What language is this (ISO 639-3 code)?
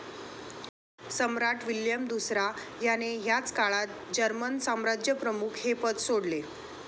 mar